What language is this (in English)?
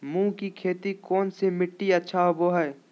Magahi